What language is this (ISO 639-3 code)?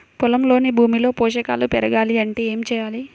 tel